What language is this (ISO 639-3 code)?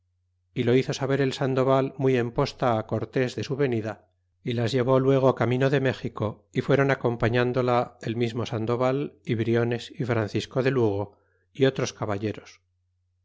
spa